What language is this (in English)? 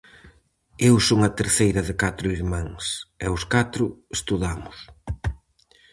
Galician